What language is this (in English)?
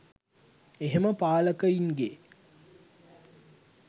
Sinhala